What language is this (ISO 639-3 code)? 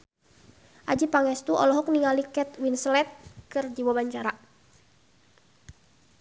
sun